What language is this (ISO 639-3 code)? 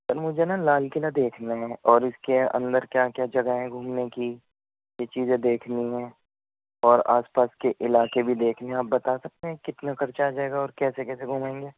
urd